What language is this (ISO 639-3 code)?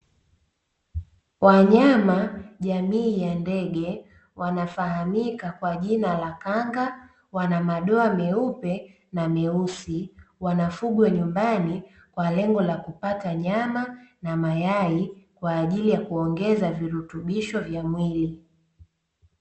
swa